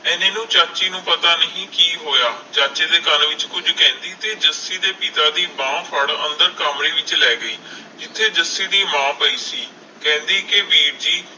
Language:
Punjabi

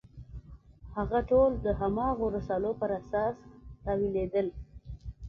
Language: Pashto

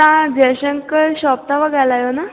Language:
Sindhi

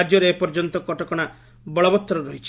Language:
Odia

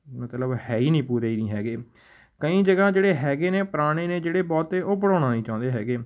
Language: Punjabi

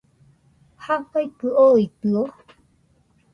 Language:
Nüpode Huitoto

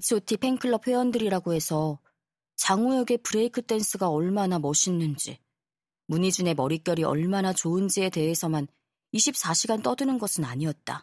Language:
Korean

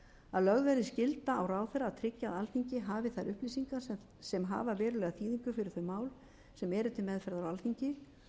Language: Icelandic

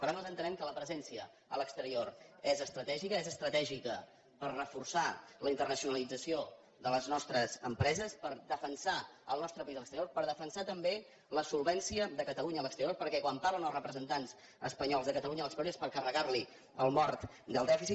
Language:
Catalan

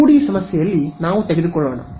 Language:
Kannada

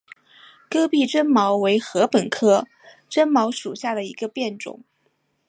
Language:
Chinese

